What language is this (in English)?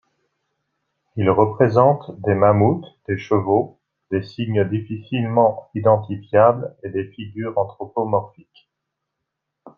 French